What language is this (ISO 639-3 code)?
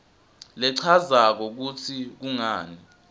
ssw